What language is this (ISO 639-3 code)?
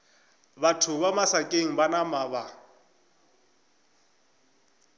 nso